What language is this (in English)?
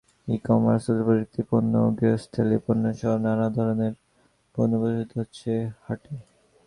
Bangla